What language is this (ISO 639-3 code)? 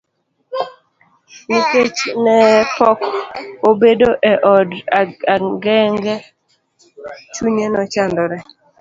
luo